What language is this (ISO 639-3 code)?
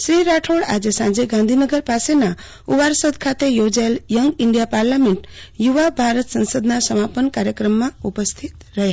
guj